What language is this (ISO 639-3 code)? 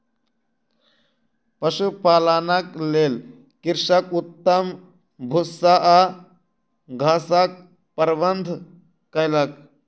mai